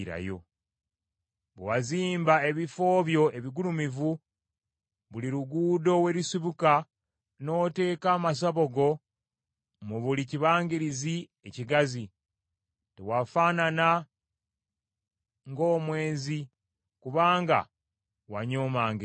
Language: Ganda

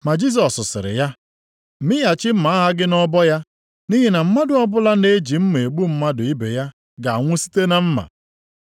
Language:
Igbo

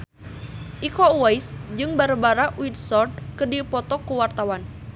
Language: Sundanese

